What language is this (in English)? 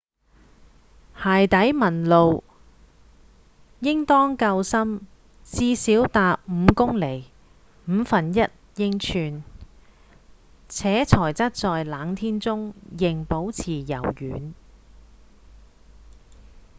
Cantonese